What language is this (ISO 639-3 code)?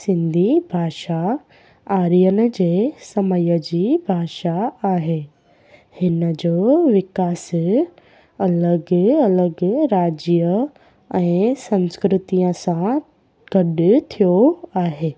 snd